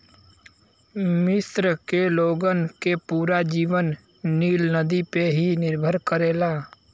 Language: Bhojpuri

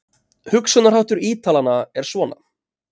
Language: Icelandic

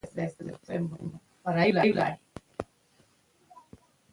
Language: Pashto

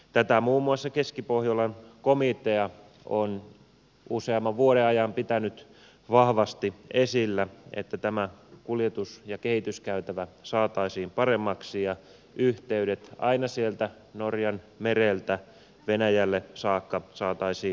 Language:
Finnish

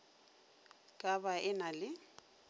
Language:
Northern Sotho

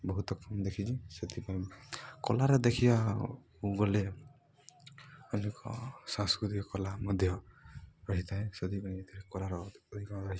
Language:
Odia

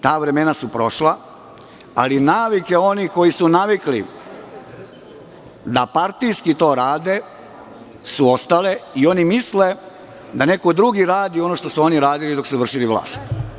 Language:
Serbian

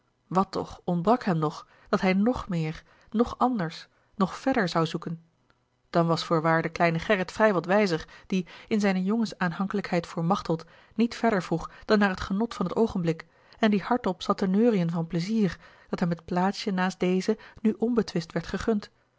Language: Dutch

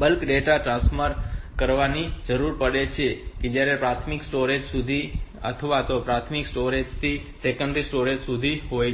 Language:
Gujarati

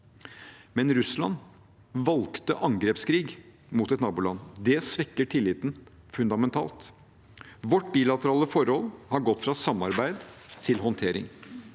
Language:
Norwegian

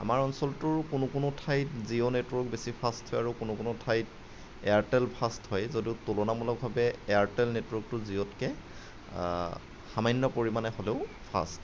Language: Assamese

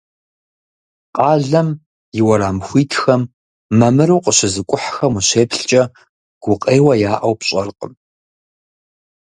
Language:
Kabardian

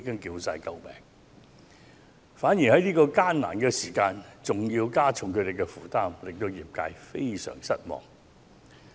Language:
Cantonese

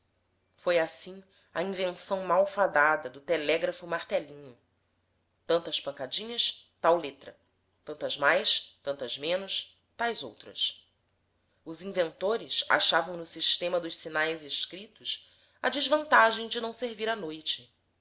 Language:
Portuguese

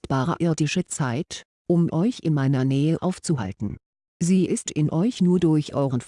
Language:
German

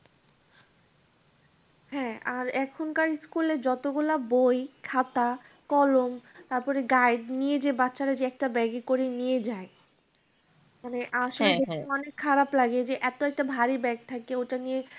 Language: Bangla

